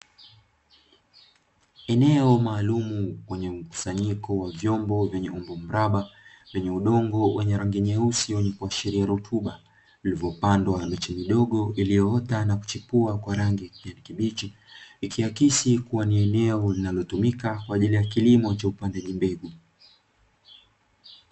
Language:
Swahili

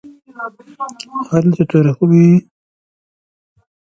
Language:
Persian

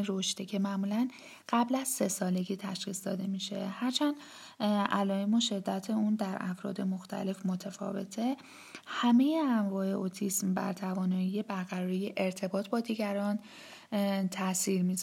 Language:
Persian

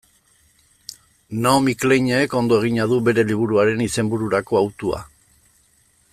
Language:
Basque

